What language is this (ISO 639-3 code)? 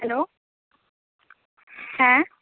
ben